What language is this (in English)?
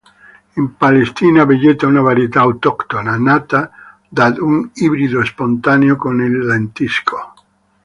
Italian